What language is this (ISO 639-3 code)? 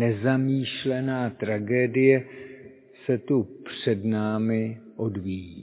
ces